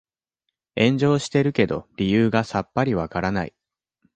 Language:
Japanese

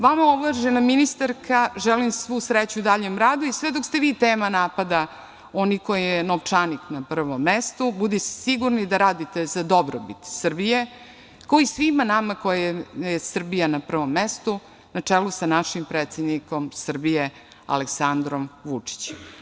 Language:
Serbian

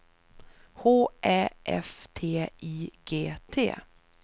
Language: Swedish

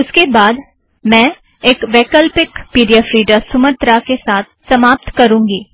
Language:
Hindi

